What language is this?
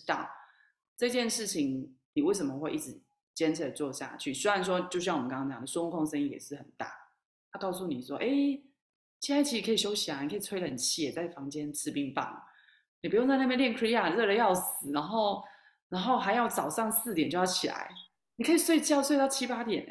Chinese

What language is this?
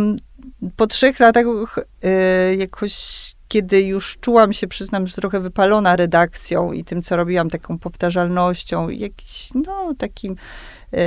Polish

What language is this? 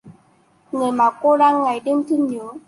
Vietnamese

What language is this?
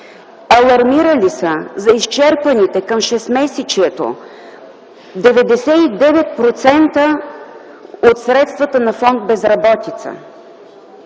Bulgarian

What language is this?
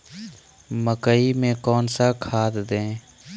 Magahi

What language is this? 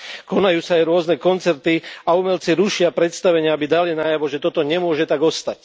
Slovak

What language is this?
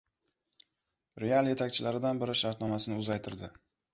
Uzbek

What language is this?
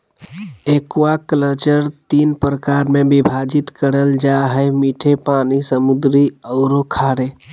Magahi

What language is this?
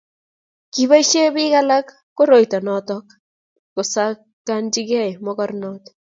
Kalenjin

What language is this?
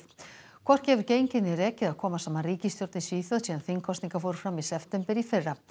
Icelandic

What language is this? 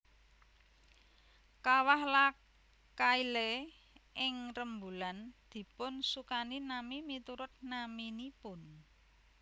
Javanese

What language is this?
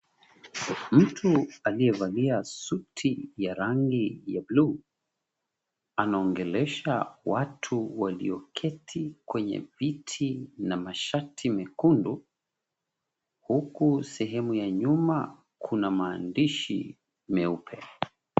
Swahili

